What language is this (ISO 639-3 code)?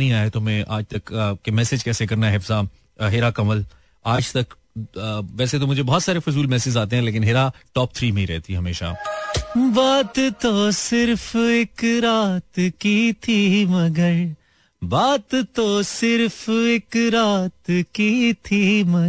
hin